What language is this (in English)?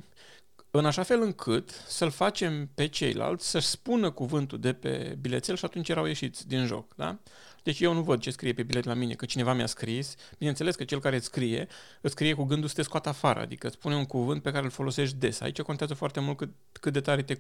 Romanian